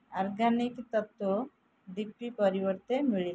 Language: Odia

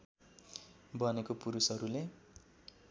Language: Nepali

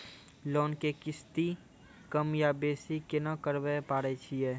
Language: Maithili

